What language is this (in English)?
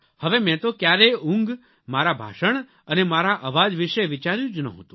Gujarati